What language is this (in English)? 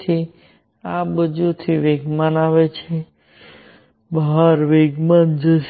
Gujarati